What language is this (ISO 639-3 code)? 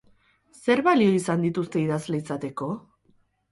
eus